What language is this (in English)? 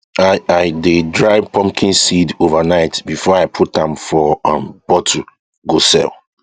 Nigerian Pidgin